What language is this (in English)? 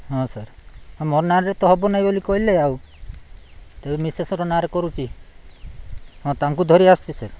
Odia